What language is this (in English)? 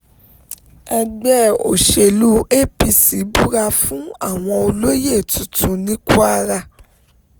Yoruba